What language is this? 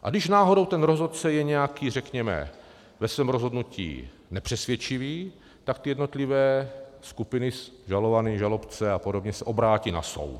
Czech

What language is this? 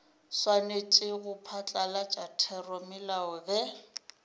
Northern Sotho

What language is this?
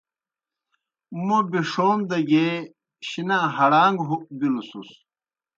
Kohistani Shina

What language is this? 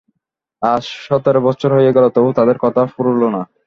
Bangla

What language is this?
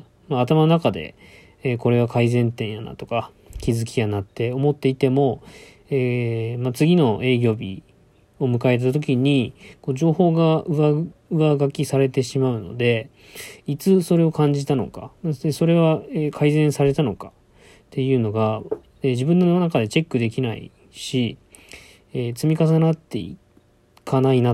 Japanese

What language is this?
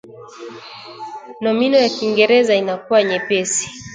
Swahili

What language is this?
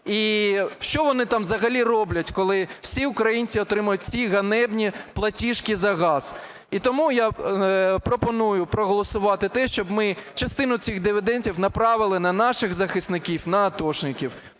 Ukrainian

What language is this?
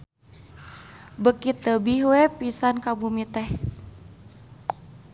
Sundanese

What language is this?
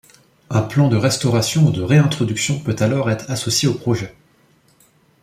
French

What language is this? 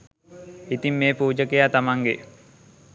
Sinhala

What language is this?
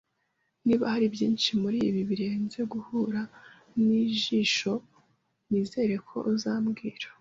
Kinyarwanda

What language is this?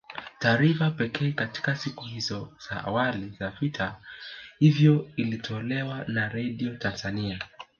Swahili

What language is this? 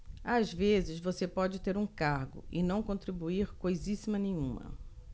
Portuguese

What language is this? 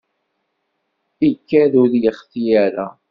Kabyle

